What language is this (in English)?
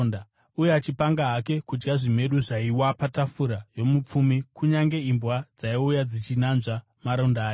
Shona